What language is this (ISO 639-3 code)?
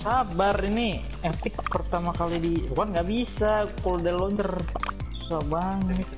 ind